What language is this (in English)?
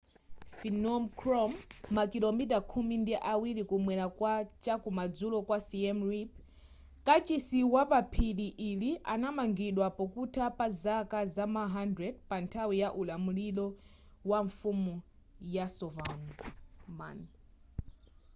Nyanja